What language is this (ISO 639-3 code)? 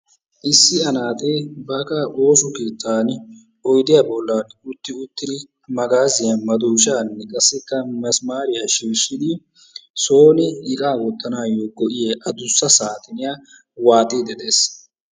wal